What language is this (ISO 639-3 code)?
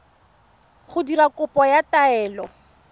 tsn